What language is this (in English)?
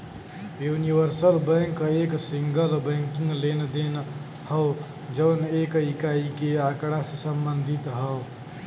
Bhojpuri